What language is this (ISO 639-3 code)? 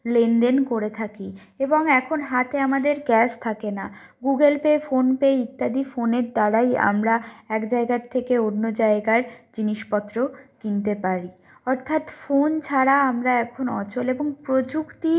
ben